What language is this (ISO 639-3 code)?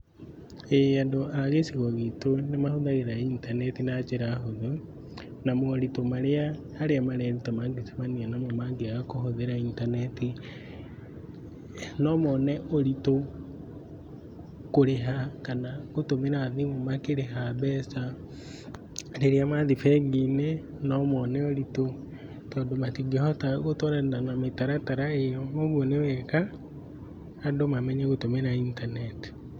kik